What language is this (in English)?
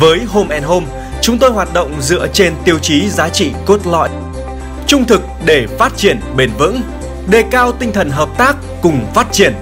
Vietnamese